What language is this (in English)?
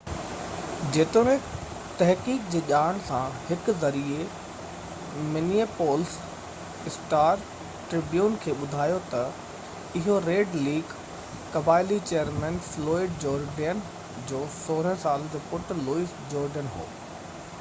Sindhi